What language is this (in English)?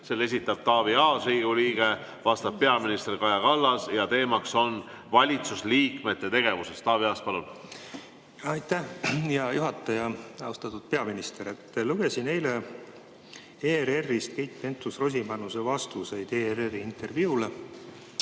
Estonian